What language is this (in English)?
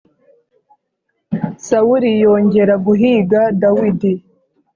Kinyarwanda